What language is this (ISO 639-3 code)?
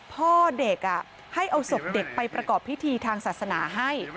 tha